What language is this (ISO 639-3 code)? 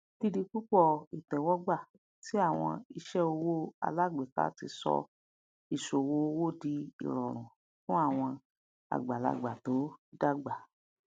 yor